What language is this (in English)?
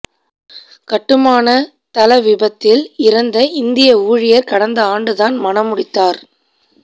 Tamil